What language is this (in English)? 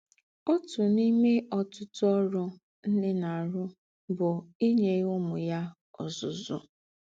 Igbo